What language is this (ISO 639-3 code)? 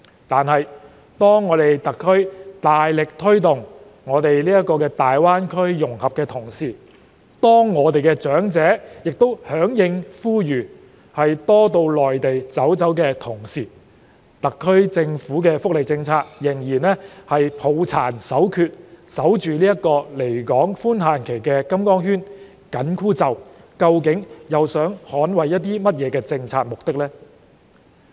yue